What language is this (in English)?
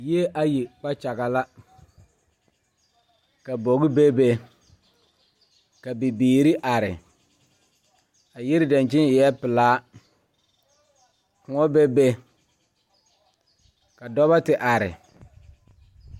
Southern Dagaare